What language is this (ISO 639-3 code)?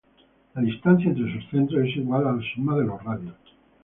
spa